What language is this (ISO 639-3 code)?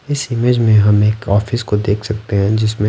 hin